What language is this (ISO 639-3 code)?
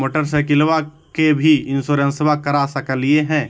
mag